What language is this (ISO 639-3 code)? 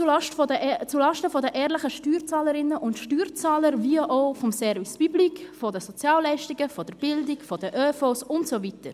gsw